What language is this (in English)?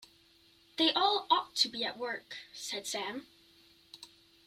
English